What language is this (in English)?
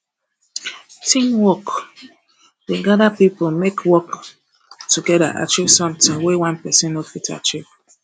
Nigerian Pidgin